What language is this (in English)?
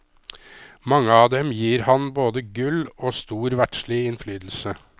Norwegian